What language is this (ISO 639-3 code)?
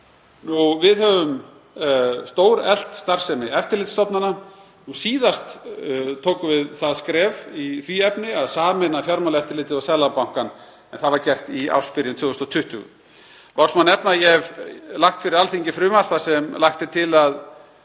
isl